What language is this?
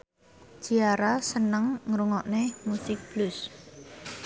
Javanese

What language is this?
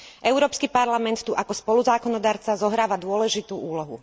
Slovak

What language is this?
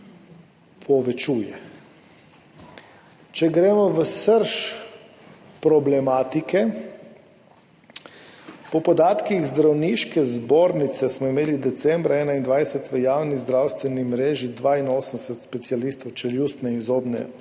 Slovenian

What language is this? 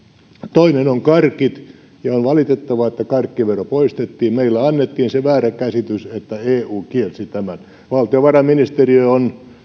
Finnish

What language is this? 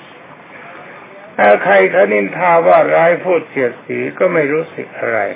Thai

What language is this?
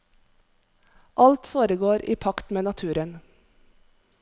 Norwegian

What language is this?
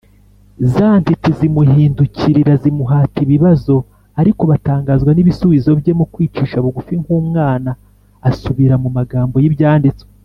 Kinyarwanda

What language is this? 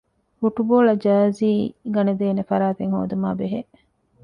Divehi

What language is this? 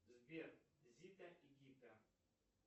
Russian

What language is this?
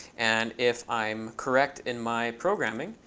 English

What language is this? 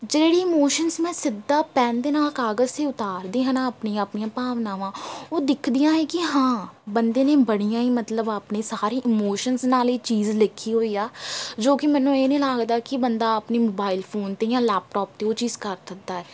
Punjabi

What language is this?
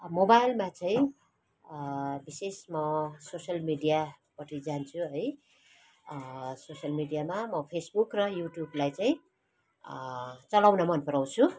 Nepali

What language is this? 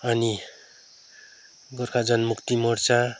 Nepali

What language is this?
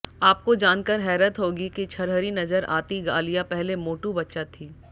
Hindi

